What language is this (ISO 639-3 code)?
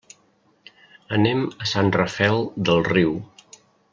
cat